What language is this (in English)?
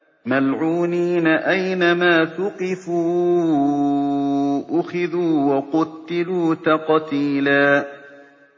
Arabic